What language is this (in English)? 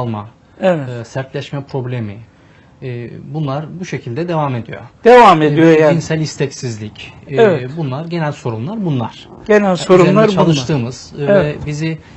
Turkish